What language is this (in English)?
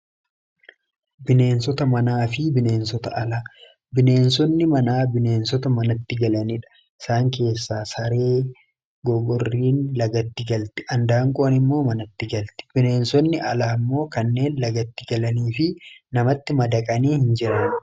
Oromo